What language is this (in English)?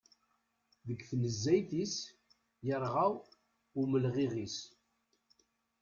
Kabyle